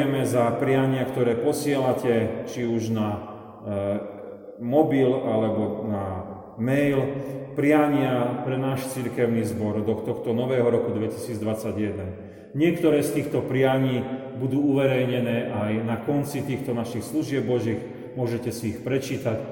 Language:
Slovak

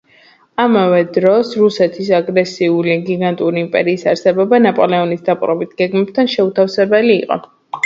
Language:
Georgian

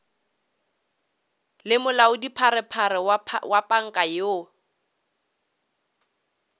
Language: Northern Sotho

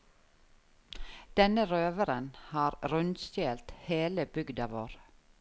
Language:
Norwegian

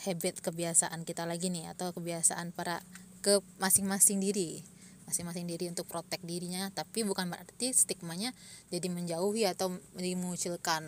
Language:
Indonesian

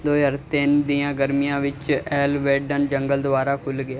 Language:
Punjabi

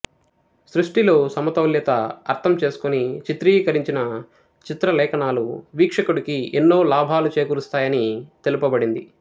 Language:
Telugu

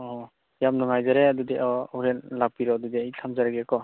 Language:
Manipuri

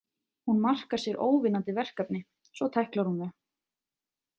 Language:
Icelandic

